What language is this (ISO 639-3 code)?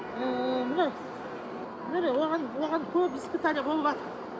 kaz